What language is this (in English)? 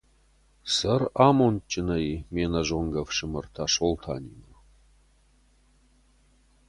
Ossetic